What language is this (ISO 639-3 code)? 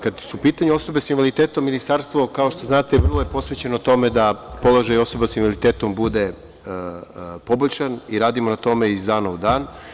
srp